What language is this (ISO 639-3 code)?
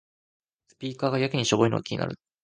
jpn